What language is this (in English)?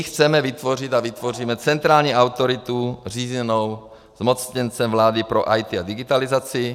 Czech